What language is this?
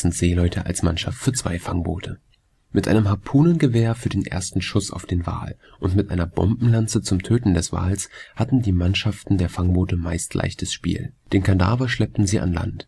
German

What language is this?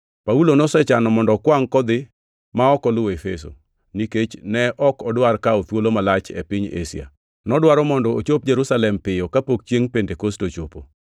Luo (Kenya and Tanzania)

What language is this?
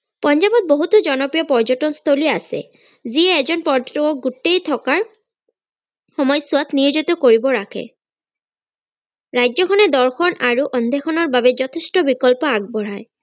Assamese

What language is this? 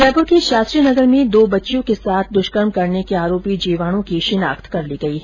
Hindi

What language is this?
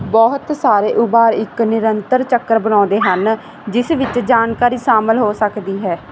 Punjabi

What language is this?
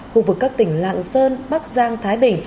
Vietnamese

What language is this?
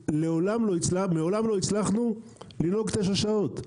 Hebrew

